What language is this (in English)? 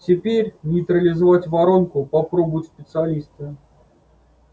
Russian